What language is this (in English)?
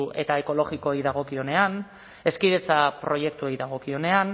Basque